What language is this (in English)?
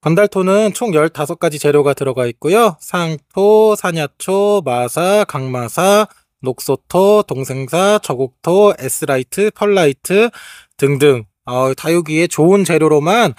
Korean